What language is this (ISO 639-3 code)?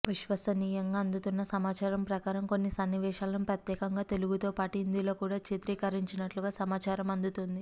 tel